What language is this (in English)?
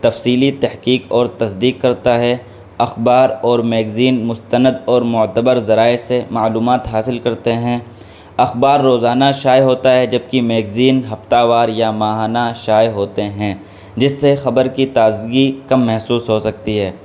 Urdu